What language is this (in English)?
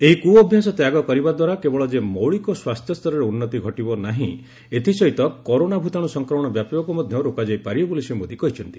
Odia